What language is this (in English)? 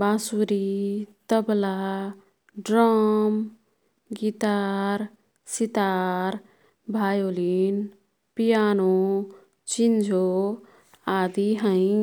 Kathoriya Tharu